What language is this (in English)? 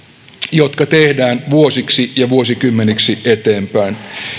Finnish